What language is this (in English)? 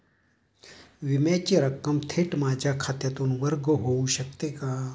Marathi